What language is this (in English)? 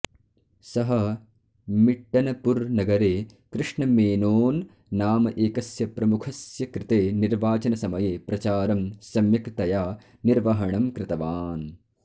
Sanskrit